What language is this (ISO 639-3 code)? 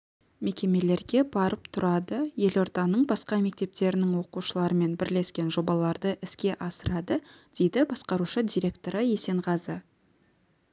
kaz